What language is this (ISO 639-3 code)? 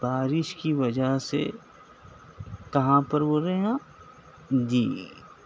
urd